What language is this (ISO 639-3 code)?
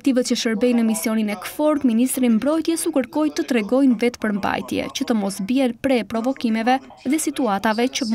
ron